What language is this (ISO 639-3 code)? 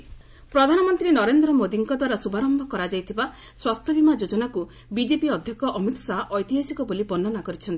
ori